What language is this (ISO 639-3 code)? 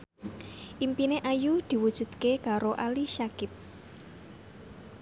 jav